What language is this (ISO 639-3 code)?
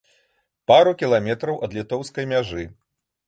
bel